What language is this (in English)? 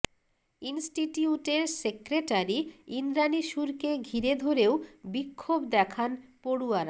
Bangla